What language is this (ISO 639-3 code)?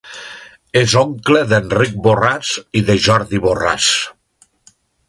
cat